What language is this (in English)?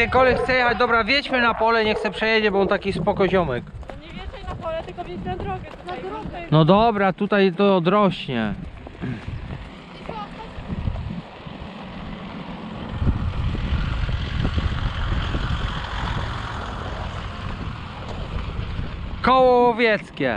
Polish